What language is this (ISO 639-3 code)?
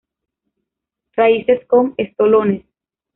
spa